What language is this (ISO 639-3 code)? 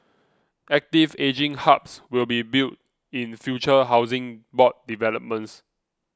eng